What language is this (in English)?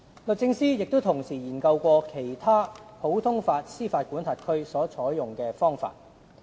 Cantonese